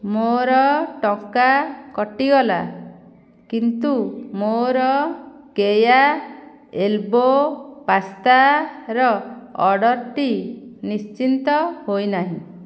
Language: Odia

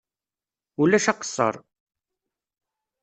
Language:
Kabyle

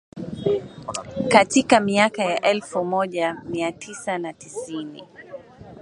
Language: Swahili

